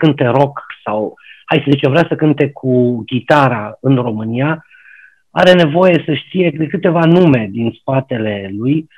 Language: Romanian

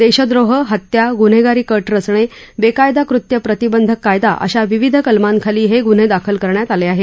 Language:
Marathi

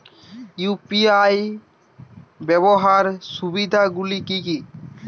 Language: Bangla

